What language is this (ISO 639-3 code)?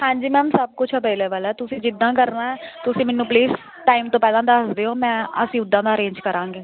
pan